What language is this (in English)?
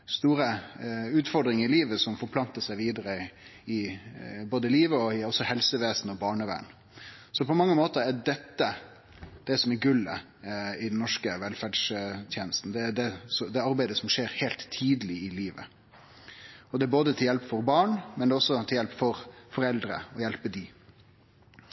Norwegian Nynorsk